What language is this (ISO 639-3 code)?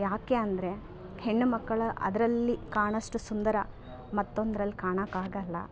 kan